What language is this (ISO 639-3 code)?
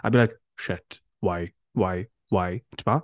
cym